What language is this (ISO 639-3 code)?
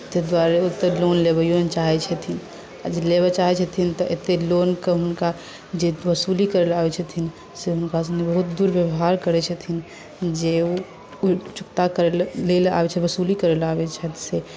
mai